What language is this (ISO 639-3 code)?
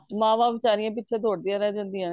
pan